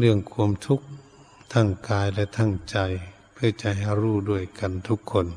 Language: Thai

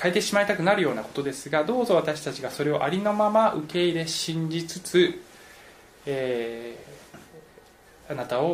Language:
Japanese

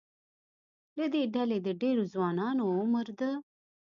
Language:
Pashto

